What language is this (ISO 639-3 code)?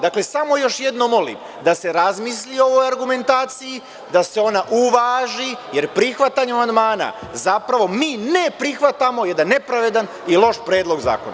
srp